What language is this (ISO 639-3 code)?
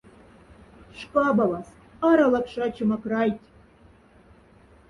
mdf